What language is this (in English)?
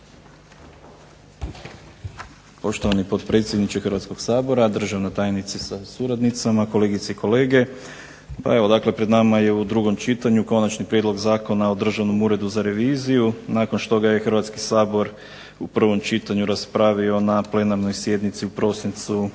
Croatian